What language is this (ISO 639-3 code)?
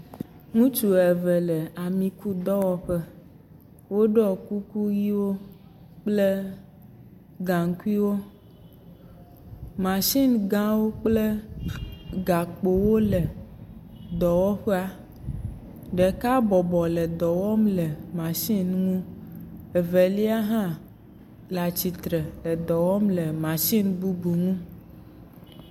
ewe